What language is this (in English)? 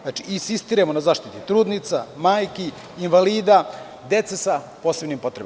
Serbian